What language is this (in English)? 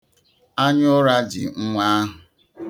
Igbo